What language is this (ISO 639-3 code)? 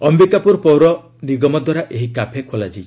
ori